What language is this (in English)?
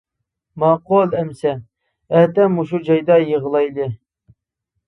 Uyghur